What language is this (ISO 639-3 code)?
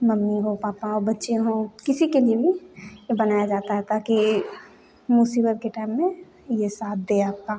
hin